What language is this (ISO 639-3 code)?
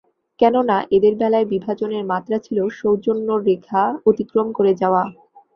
ben